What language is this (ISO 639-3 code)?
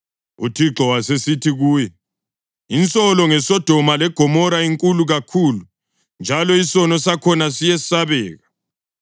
nde